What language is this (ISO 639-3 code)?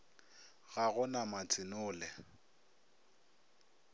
nso